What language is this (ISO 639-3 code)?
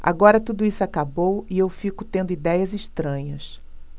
por